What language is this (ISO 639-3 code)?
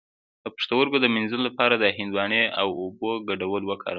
pus